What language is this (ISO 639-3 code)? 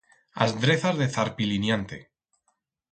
arg